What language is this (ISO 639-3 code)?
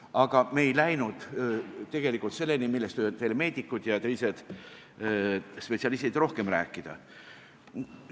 est